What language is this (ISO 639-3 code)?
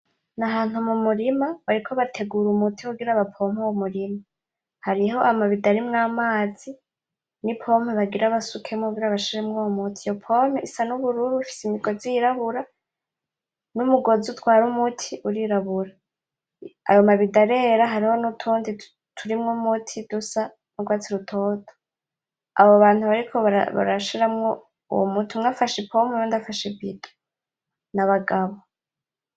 run